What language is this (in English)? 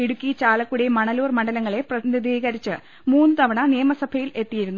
Malayalam